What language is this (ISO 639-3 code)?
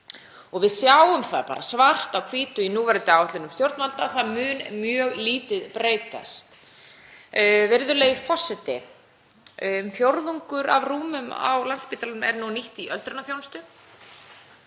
isl